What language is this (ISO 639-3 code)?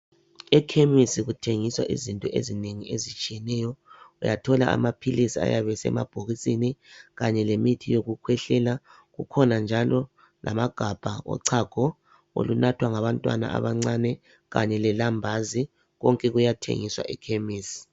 nde